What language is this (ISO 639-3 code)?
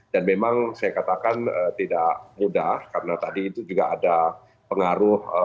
ind